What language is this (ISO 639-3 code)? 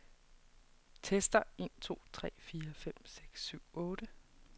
dan